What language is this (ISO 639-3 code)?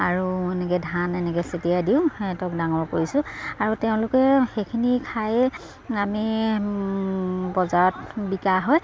asm